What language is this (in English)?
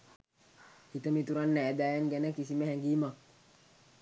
Sinhala